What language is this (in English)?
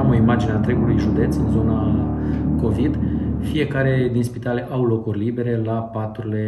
Romanian